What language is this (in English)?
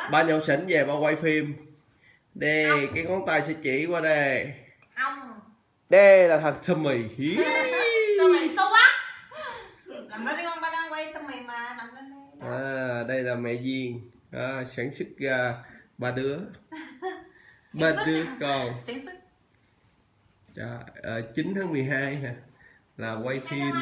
Vietnamese